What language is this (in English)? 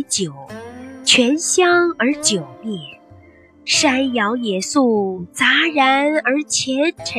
Chinese